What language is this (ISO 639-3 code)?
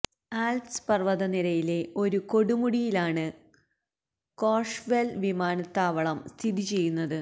mal